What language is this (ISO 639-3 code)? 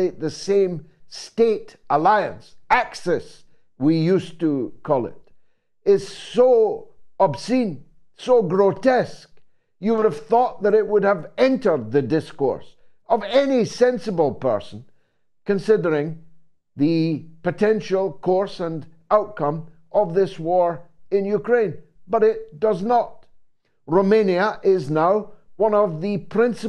eng